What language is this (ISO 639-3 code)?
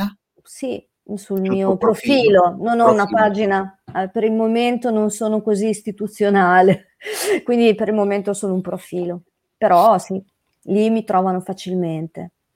ita